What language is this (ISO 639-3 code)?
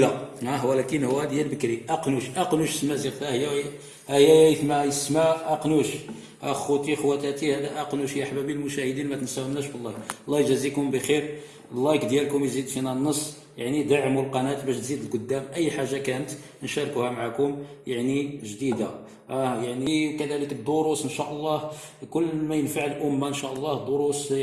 ara